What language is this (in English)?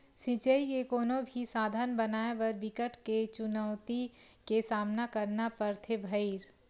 Chhattisgarhi